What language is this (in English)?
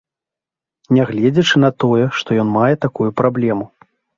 Belarusian